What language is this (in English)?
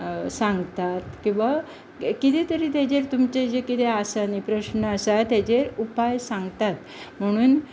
Konkani